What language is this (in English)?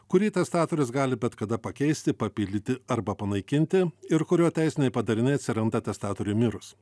Lithuanian